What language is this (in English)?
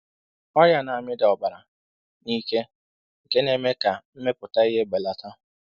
Igbo